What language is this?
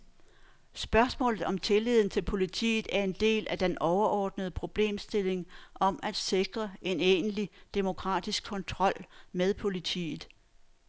Danish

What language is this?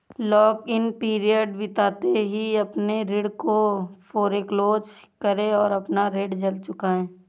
Hindi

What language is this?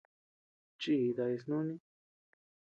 Tepeuxila Cuicatec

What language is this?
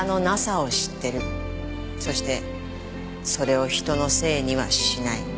Japanese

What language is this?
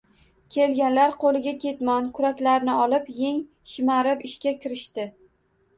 Uzbek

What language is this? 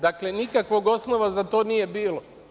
Serbian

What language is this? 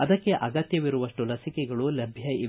Kannada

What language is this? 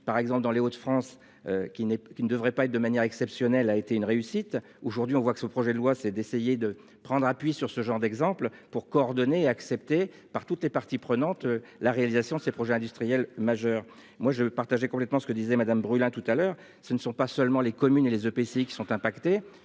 French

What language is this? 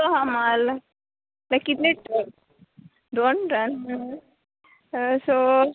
Konkani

